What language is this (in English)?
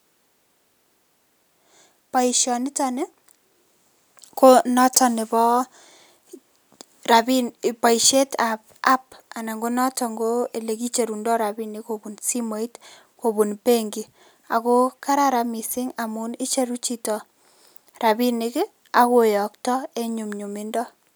Kalenjin